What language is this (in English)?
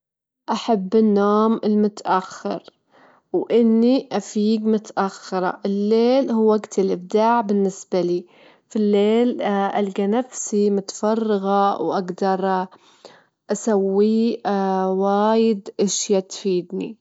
Gulf Arabic